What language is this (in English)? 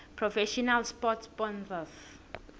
South Ndebele